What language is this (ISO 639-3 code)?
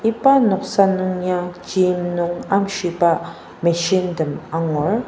njo